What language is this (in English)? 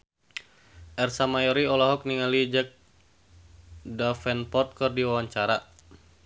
Sundanese